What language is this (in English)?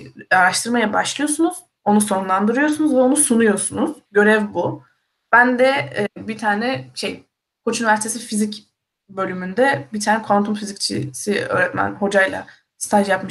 Turkish